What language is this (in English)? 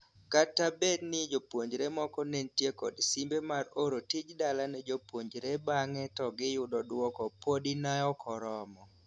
Luo (Kenya and Tanzania)